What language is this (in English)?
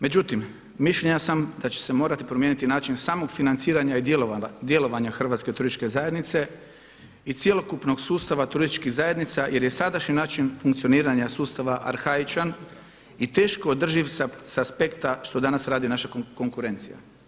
Croatian